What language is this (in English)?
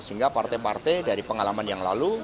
Indonesian